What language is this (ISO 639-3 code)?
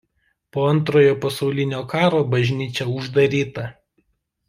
lit